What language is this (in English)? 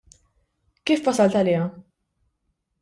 Maltese